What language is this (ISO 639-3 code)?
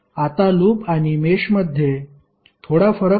mar